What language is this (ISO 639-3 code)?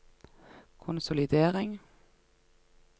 nor